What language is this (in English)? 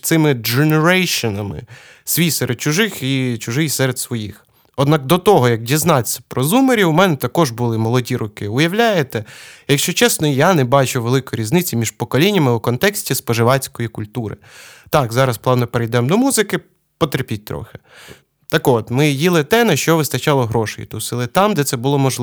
Ukrainian